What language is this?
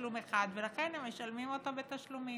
Hebrew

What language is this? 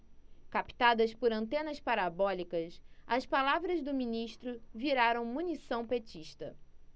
Portuguese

